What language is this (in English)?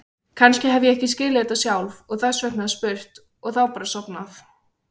Icelandic